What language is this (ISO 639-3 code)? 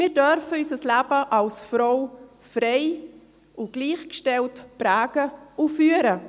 gsw